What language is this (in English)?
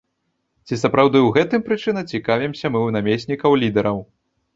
Belarusian